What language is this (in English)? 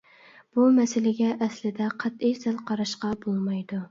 Uyghur